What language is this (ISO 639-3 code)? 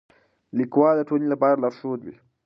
pus